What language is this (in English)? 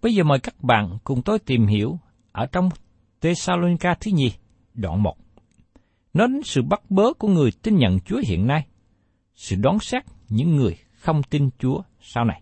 Vietnamese